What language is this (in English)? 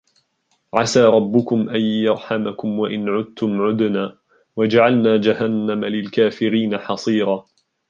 Arabic